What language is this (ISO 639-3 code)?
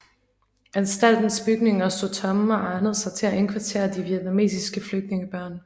dan